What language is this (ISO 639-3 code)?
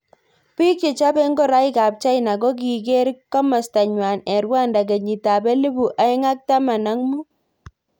kln